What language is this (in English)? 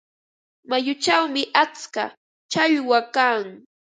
Ambo-Pasco Quechua